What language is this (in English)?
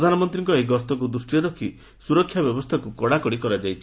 Odia